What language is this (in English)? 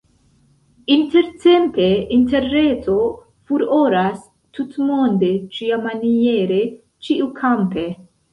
Esperanto